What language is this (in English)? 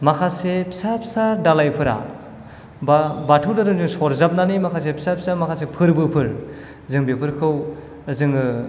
Bodo